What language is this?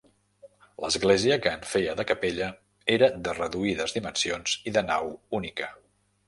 Catalan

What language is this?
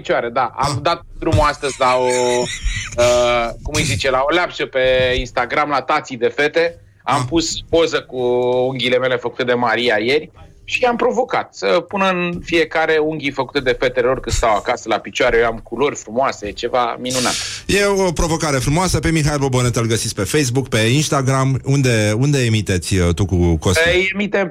Romanian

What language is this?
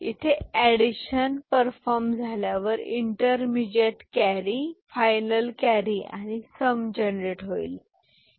Marathi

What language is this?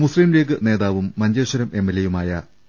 Malayalam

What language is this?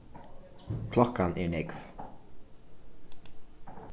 Faroese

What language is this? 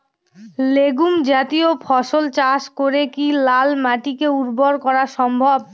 Bangla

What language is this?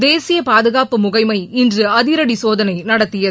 Tamil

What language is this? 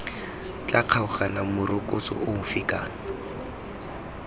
Tswana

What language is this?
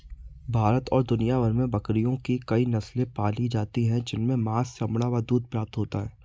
Hindi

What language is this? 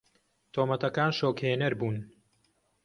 Central Kurdish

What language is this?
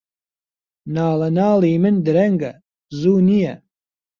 Central Kurdish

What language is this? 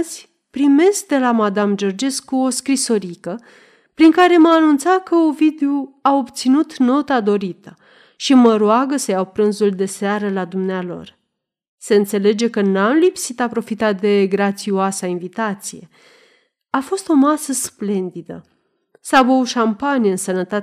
Romanian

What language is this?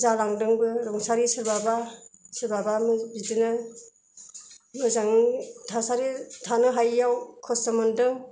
Bodo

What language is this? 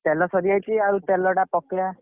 Odia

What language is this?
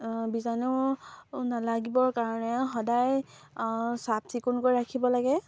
Assamese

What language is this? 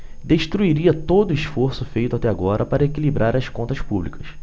Portuguese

